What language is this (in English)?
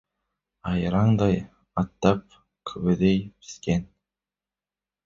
Kazakh